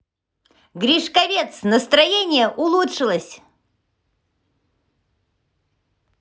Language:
Russian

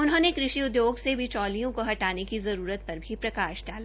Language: Hindi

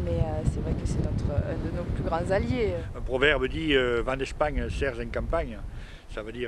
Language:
French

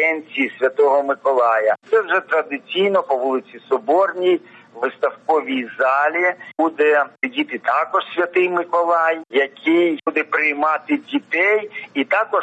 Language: Ukrainian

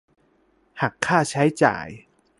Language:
Thai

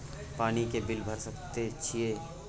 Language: Maithili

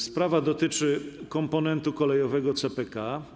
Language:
Polish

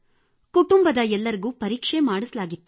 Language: Kannada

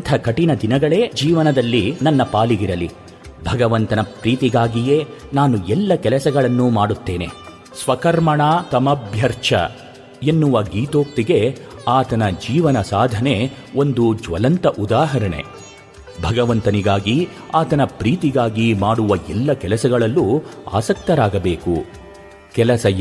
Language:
Kannada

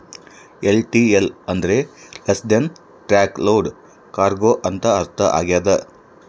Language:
Kannada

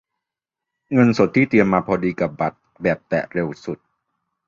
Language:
Thai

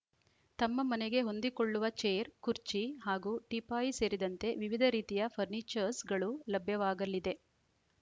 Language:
Kannada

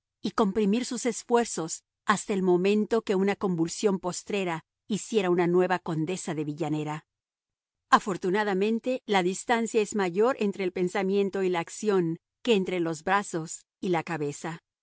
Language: Spanish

